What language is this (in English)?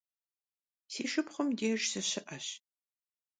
Kabardian